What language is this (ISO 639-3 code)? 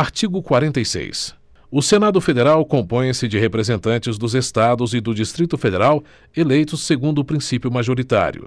por